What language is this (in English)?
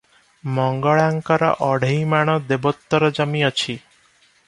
Odia